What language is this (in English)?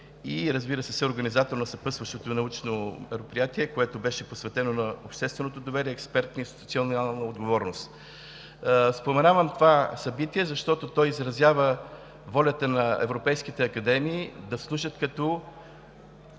Bulgarian